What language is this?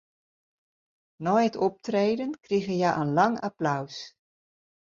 Western Frisian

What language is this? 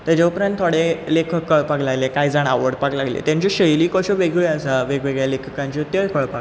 Konkani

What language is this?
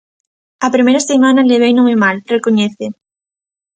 Galician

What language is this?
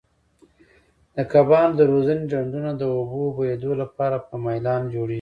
Pashto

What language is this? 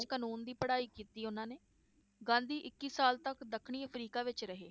Punjabi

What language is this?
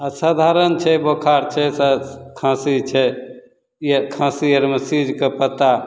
Maithili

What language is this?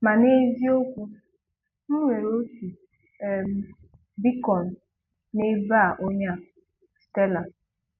Igbo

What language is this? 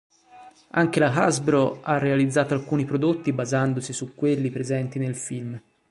Italian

